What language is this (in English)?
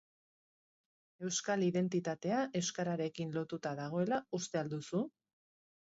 Basque